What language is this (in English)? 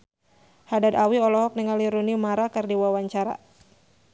Sundanese